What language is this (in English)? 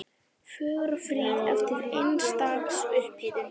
Icelandic